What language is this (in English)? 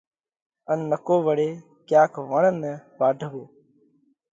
Parkari Koli